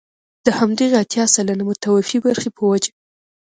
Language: Pashto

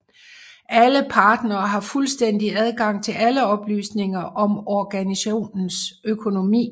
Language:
Danish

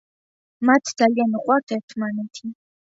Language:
Georgian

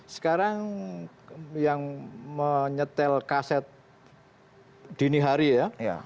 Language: Indonesian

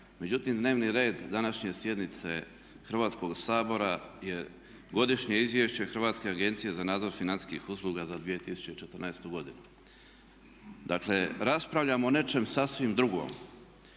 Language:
Croatian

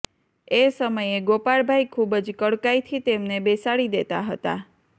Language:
Gujarati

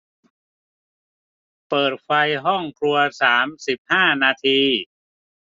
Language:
Thai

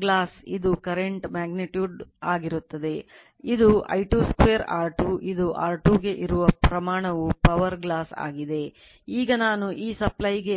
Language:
Kannada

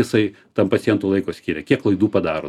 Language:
Lithuanian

